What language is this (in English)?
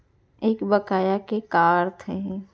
Chhattisgarhi